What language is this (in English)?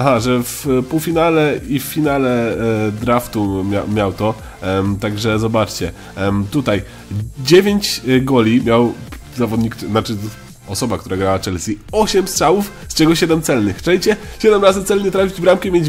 Polish